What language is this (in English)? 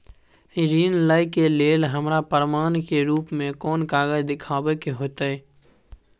Maithili